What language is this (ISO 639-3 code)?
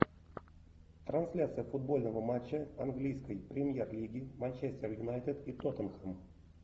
rus